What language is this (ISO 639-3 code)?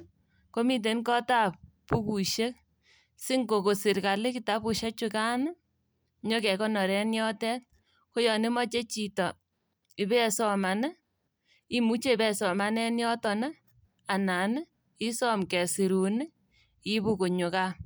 kln